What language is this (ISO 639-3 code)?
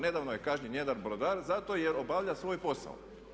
hrv